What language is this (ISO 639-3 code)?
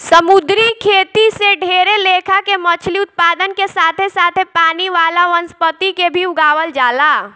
bho